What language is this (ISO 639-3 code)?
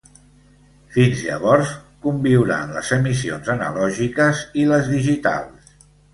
cat